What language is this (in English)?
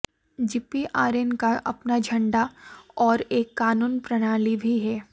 Hindi